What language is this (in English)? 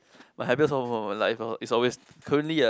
English